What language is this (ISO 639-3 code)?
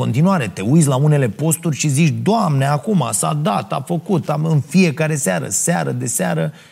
ron